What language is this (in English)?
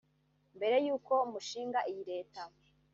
Kinyarwanda